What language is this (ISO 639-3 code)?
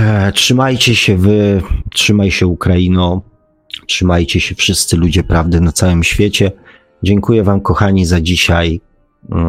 pol